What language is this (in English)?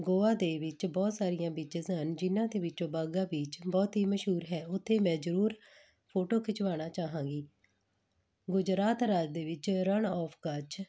Punjabi